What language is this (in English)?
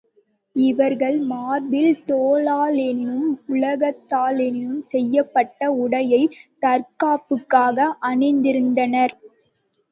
Tamil